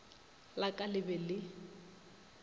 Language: Northern Sotho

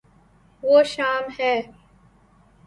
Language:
Urdu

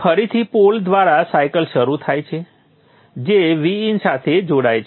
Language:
Gujarati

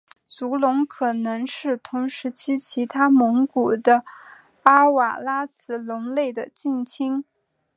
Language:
Chinese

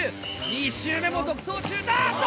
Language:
Japanese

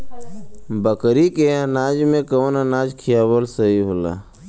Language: Bhojpuri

